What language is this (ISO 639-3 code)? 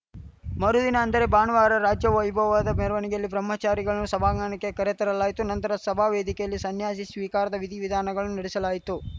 kan